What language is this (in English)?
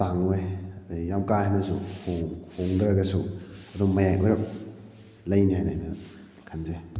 Manipuri